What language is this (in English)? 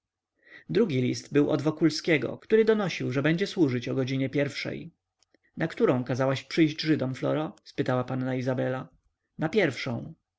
Polish